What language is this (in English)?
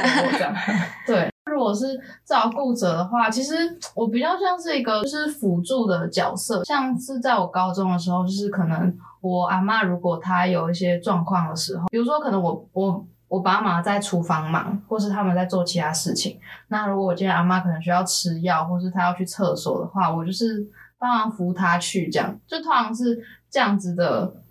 Chinese